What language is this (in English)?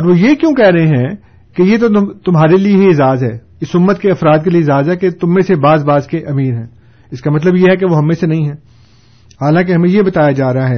Urdu